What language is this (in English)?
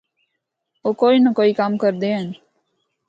Northern Hindko